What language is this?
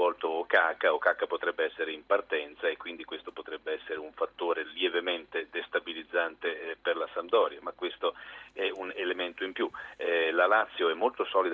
Italian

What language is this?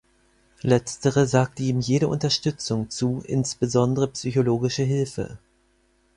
German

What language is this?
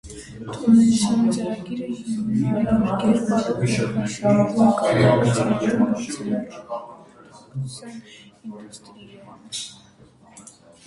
Armenian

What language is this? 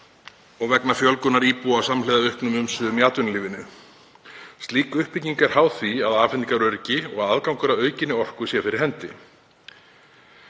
Icelandic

